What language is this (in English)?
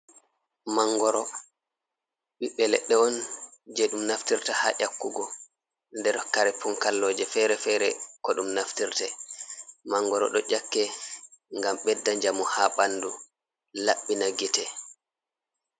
Fula